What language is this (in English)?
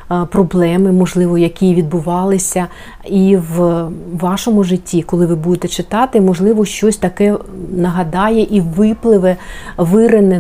Ukrainian